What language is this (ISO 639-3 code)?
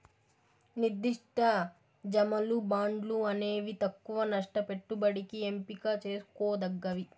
tel